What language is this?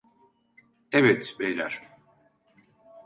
Turkish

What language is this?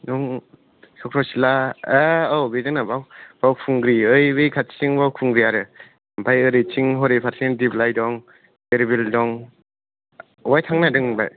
Bodo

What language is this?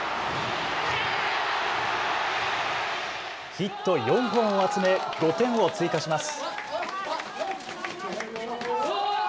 Japanese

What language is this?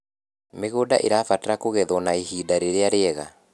Kikuyu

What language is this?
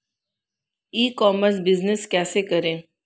Hindi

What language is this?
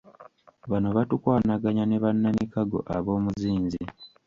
Ganda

